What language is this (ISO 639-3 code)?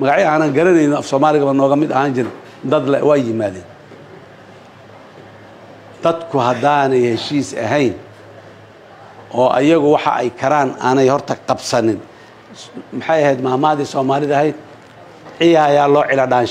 ara